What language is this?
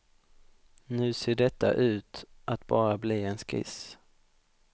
Swedish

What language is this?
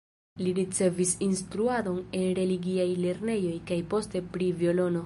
Esperanto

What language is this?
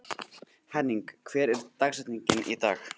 Icelandic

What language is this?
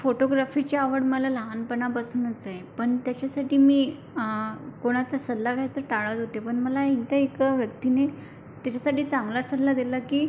Marathi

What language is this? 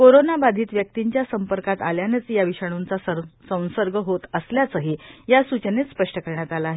Marathi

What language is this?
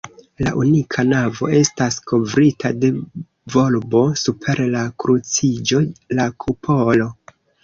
Esperanto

